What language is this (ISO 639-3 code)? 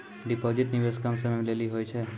mai